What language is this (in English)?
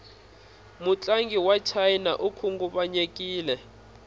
Tsonga